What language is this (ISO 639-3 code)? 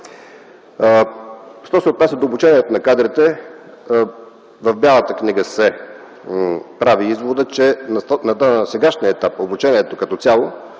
bul